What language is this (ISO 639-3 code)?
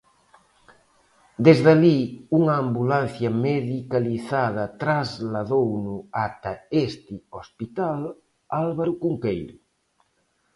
glg